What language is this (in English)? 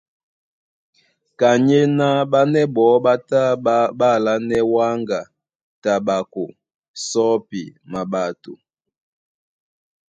Duala